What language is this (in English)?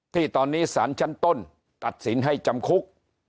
Thai